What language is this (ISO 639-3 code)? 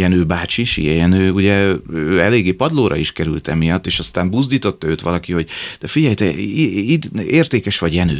hun